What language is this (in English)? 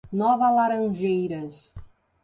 Portuguese